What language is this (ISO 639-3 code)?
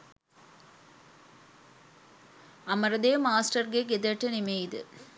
sin